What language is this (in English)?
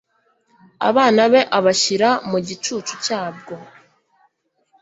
Kinyarwanda